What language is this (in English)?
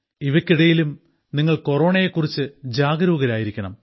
Malayalam